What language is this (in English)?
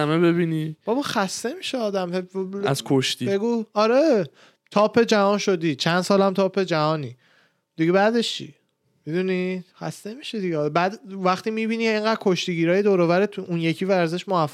Persian